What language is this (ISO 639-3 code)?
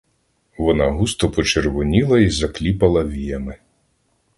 ukr